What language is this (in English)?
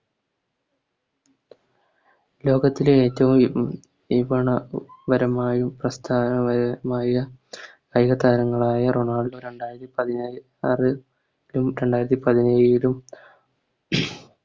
Malayalam